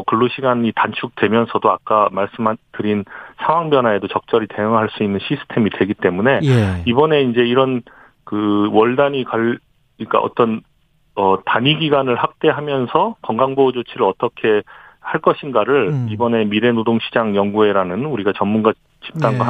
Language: Korean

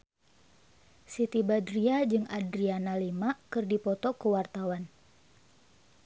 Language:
Sundanese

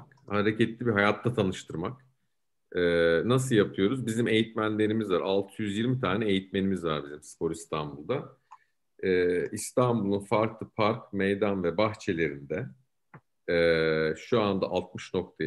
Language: Turkish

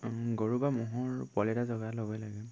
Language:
Assamese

